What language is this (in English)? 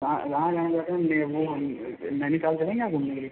Hindi